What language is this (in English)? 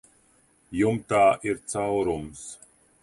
Latvian